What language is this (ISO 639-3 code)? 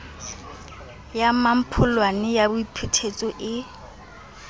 sot